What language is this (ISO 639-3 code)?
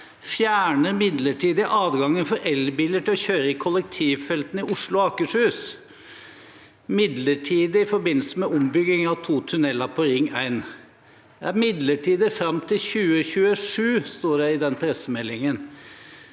nor